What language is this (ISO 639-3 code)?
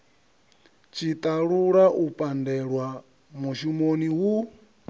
ven